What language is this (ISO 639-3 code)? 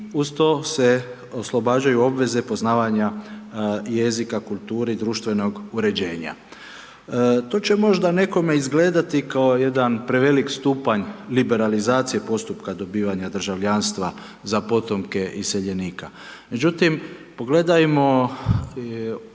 hrv